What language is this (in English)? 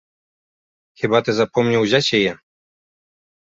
Belarusian